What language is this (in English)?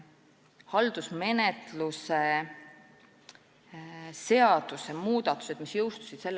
Estonian